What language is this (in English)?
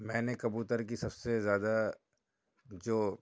Urdu